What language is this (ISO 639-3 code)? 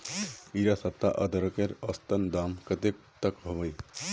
mag